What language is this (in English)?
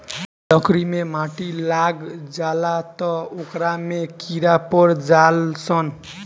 Bhojpuri